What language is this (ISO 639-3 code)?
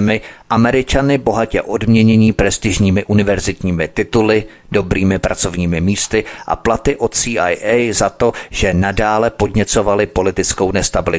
ces